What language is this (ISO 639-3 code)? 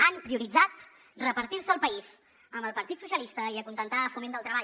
cat